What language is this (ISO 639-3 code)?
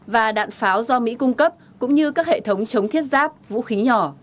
vie